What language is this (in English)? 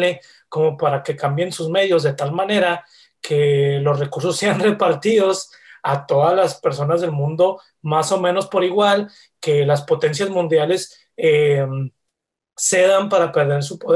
Spanish